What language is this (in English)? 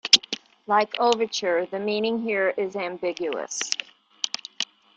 English